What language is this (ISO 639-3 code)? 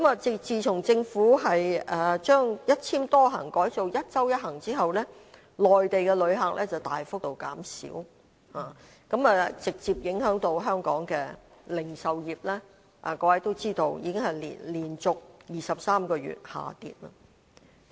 yue